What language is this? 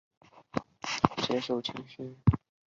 Chinese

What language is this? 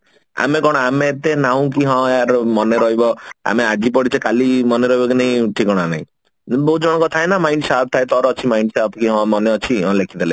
Odia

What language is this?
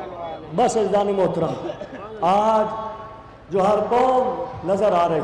Arabic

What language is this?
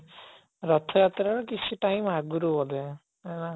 Odia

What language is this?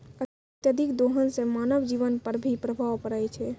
Maithili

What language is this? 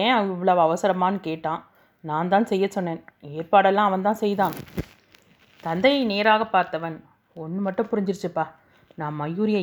Tamil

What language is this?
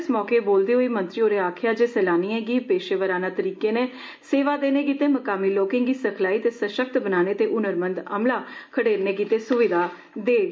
Dogri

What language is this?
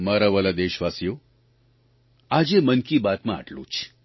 Gujarati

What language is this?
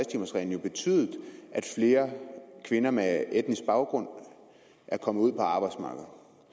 Danish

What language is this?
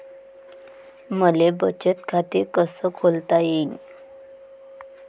Marathi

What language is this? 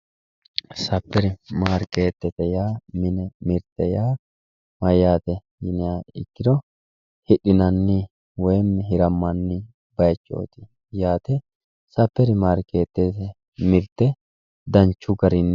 Sidamo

